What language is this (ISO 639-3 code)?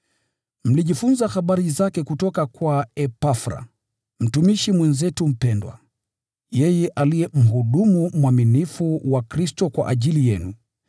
swa